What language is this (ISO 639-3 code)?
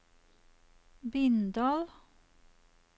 nor